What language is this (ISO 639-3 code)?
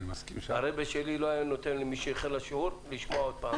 heb